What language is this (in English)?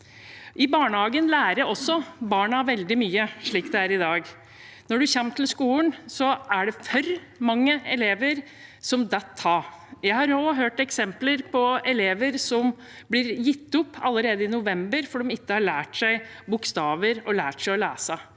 Norwegian